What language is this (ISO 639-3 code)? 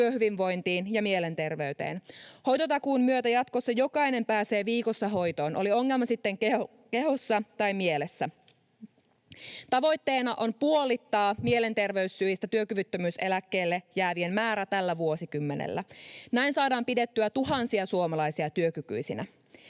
fin